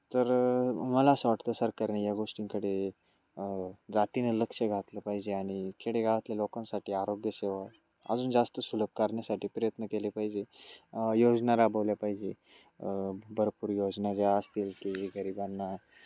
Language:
Marathi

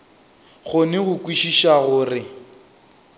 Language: Northern Sotho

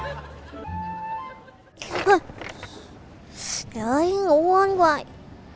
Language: Vietnamese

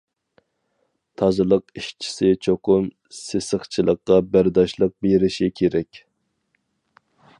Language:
Uyghur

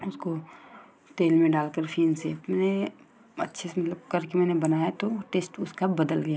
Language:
Hindi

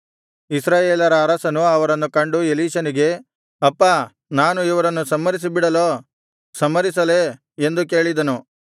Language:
Kannada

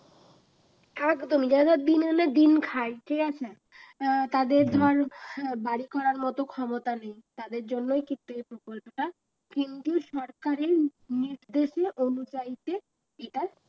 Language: Bangla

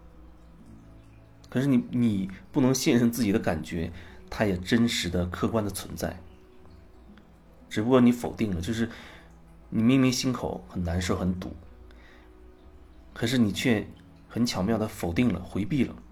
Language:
Chinese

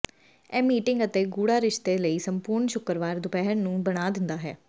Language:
Punjabi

